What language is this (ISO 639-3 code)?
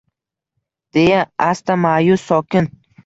uzb